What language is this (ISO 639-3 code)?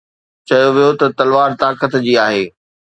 snd